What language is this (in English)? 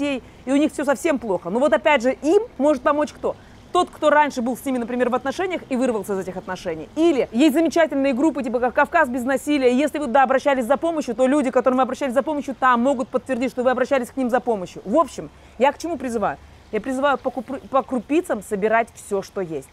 Russian